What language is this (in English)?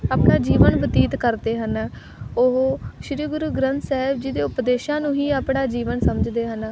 Punjabi